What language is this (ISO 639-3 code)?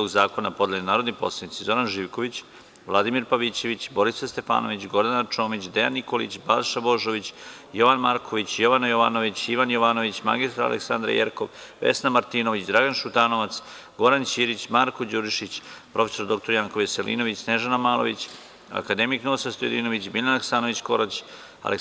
srp